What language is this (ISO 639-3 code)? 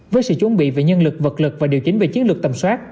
vie